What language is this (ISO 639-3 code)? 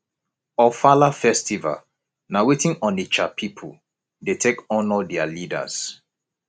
pcm